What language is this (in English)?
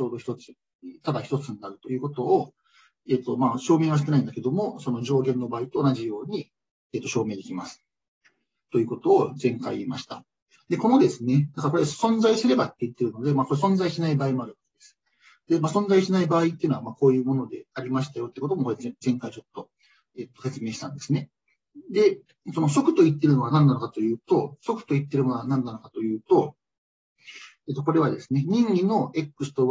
Japanese